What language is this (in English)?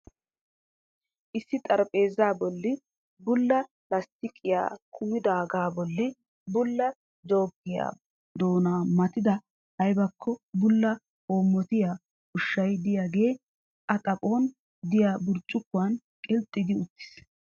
Wolaytta